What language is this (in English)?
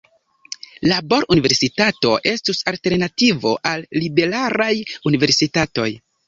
Esperanto